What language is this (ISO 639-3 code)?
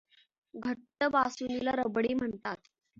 mar